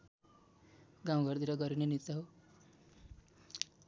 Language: Nepali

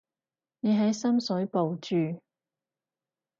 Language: Cantonese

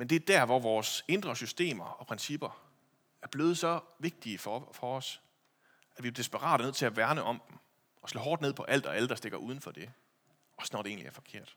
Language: Danish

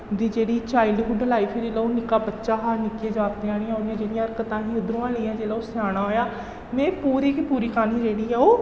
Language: Dogri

